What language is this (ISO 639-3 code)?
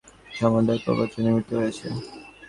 ben